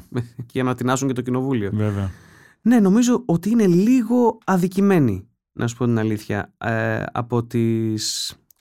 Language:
Greek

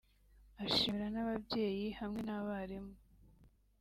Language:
Kinyarwanda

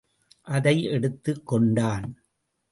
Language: Tamil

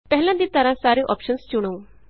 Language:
Punjabi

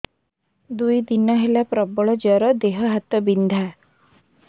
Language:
Odia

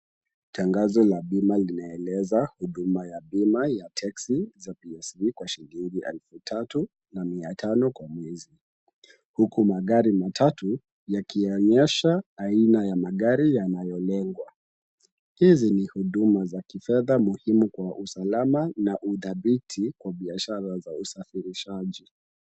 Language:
Swahili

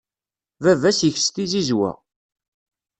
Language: Kabyle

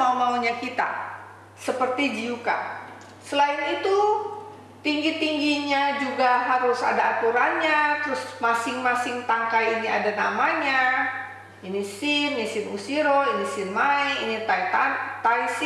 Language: Indonesian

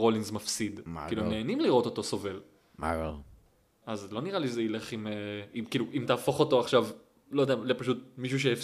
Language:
Hebrew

